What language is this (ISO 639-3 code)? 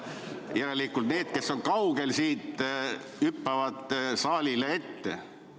est